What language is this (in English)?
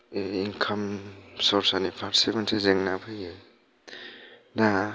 Bodo